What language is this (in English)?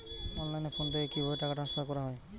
Bangla